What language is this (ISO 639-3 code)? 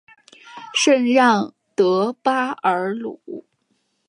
zho